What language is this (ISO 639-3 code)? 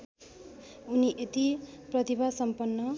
nep